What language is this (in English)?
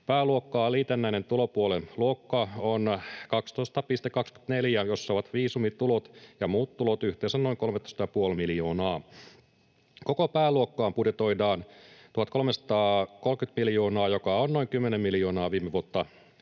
Finnish